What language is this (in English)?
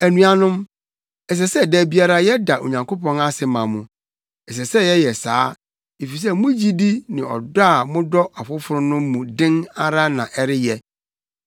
Akan